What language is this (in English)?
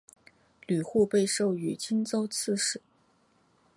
Chinese